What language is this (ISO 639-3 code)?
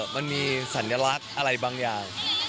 tha